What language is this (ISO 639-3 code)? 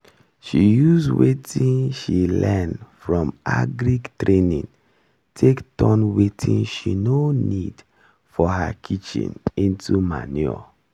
pcm